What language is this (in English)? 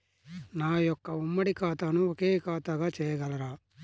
Telugu